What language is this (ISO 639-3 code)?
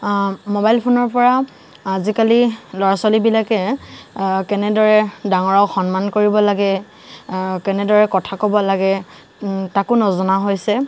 asm